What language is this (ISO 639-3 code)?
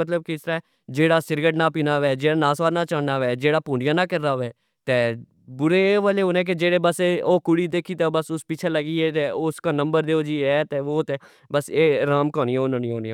phr